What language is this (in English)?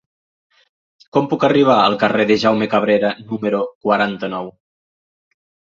Catalan